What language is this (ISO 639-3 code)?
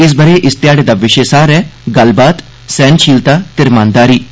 doi